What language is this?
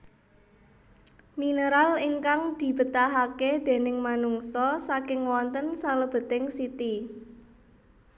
Javanese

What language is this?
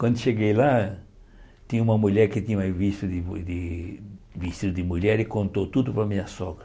Portuguese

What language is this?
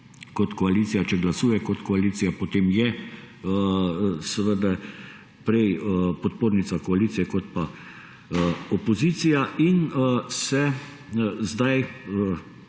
Slovenian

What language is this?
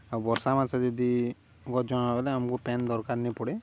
Odia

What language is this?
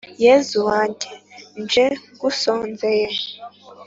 Kinyarwanda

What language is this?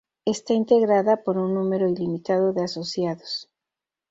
Spanish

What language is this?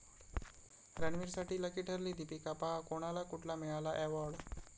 Marathi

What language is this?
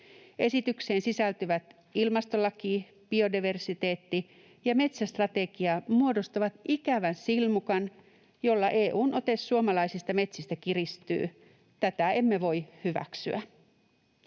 Finnish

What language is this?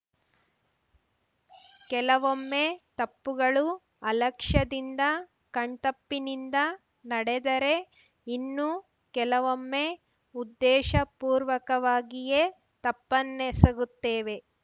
Kannada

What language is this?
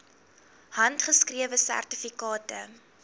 Afrikaans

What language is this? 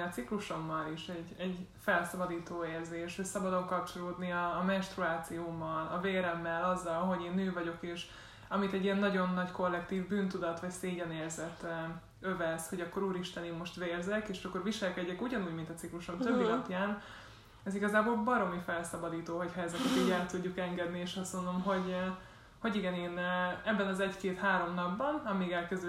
Hungarian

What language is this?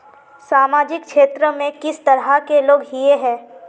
Magahi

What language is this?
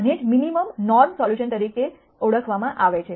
Gujarati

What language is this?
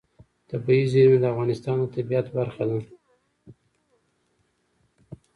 Pashto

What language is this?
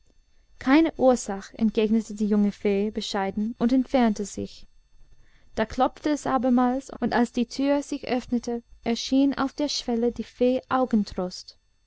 German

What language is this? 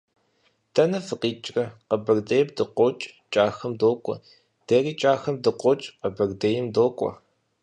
Kabardian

